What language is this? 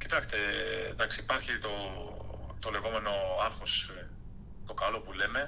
Greek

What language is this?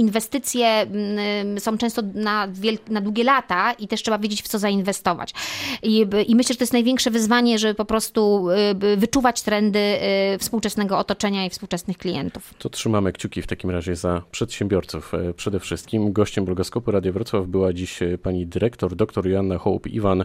Polish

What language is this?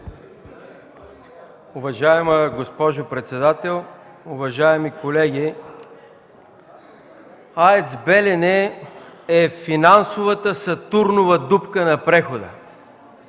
Bulgarian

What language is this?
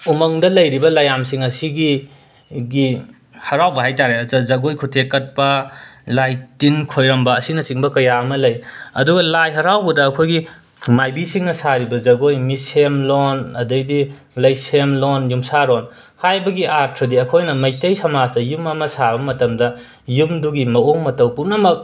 Manipuri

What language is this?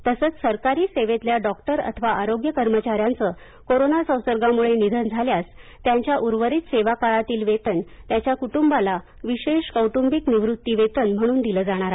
Marathi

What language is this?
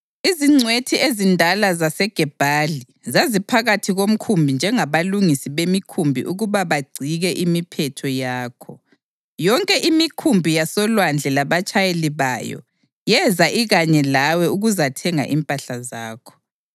North Ndebele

